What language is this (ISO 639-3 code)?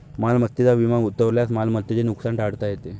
mar